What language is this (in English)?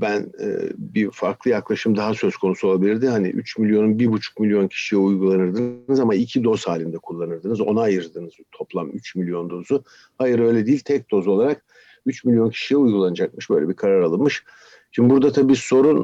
Turkish